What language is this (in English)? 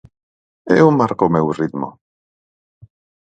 Galician